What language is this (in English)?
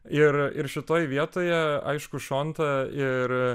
Lithuanian